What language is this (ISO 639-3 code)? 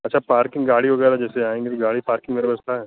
hin